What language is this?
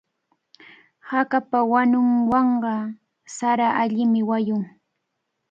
Cajatambo North Lima Quechua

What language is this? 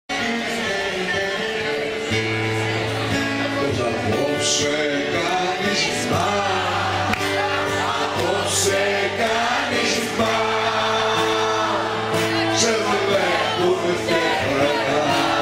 Greek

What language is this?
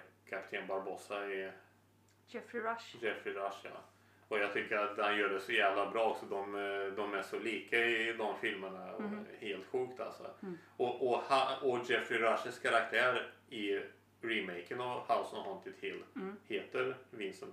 Swedish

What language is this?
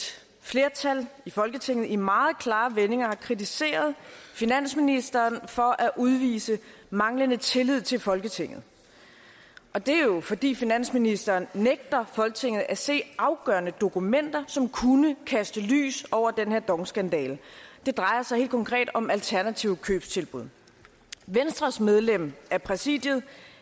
Danish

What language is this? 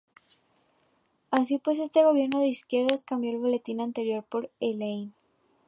Spanish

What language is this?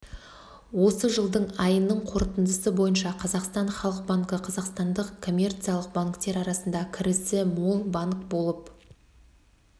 Kazakh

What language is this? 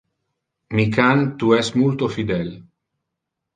Interlingua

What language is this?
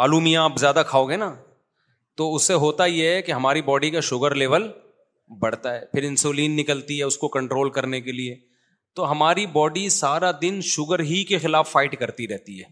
Urdu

